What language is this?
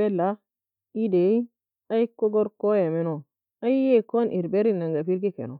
Nobiin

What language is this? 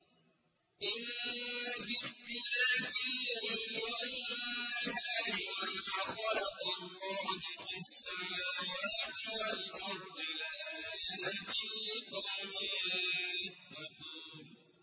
Arabic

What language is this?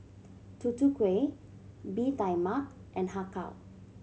English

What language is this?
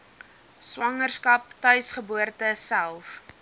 Afrikaans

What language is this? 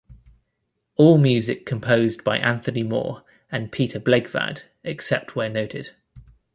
English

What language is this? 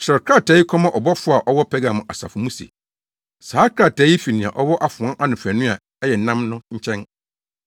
Akan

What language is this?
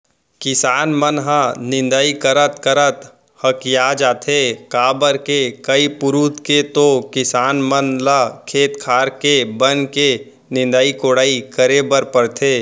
Chhattisgarhi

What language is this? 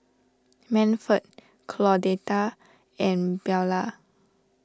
English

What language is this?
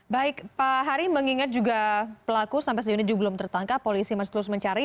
Indonesian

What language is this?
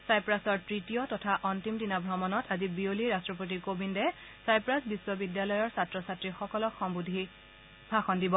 Assamese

